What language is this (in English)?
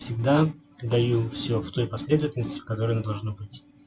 Russian